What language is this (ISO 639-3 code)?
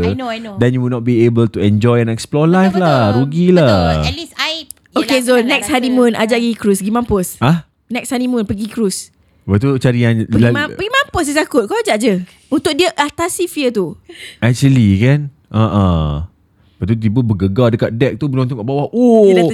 msa